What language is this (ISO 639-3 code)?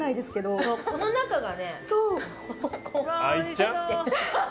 jpn